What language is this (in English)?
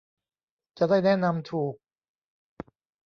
Thai